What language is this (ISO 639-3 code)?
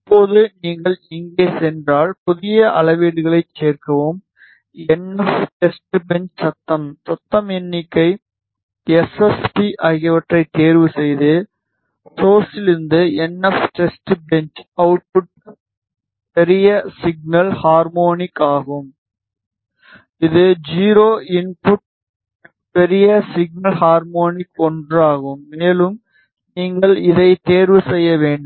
tam